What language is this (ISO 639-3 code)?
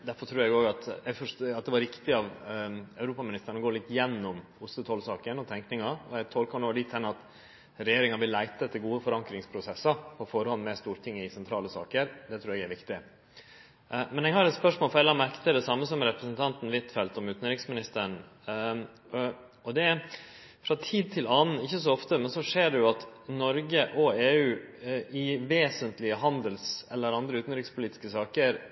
nno